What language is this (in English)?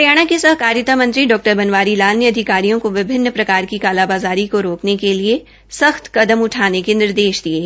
Hindi